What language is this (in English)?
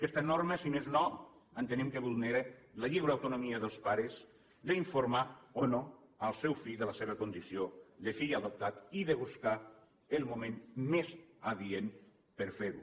Catalan